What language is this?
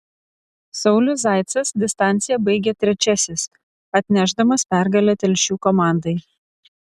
Lithuanian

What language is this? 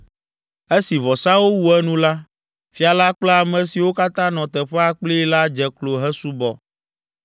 Ewe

